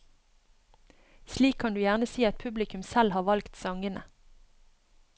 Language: Norwegian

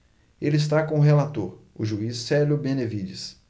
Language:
Portuguese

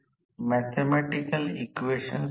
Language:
Marathi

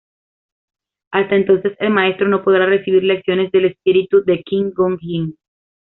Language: Spanish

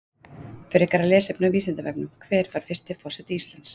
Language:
Icelandic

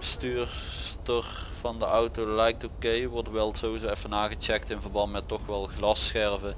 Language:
Dutch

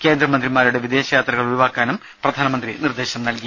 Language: Malayalam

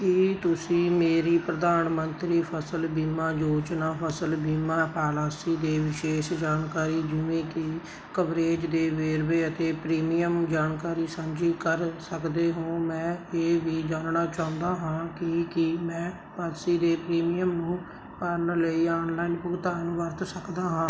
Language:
Punjabi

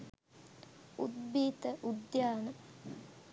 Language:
Sinhala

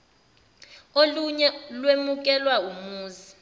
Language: Zulu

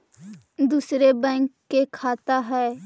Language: Magahi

